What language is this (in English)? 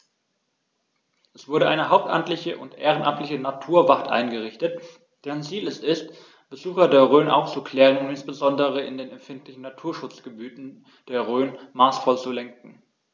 German